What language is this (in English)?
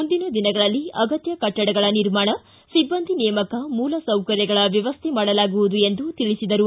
Kannada